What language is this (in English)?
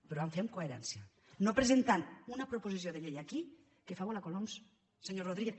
Catalan